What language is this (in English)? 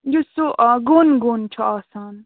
Kashmiri